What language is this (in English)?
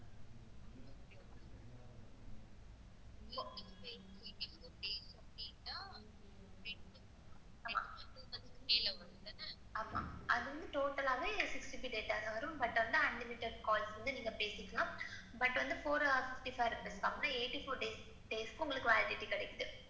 Tamil